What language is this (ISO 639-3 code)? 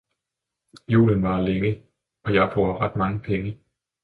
dan